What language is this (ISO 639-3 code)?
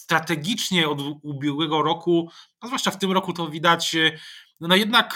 pol